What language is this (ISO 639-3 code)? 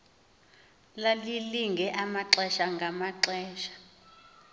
xho